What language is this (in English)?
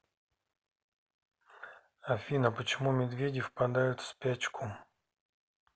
Russian